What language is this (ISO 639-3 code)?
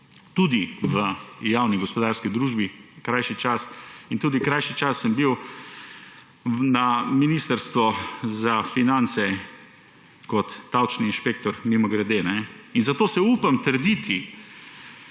slv